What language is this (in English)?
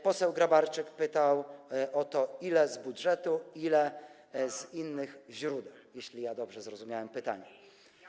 Polish